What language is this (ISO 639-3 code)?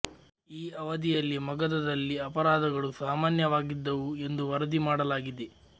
kan